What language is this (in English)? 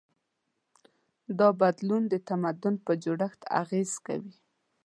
Pashto